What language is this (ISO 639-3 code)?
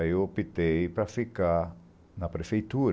por